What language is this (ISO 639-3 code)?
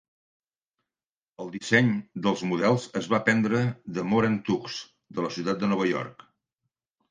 cat